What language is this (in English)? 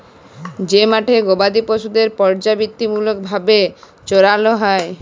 Bangla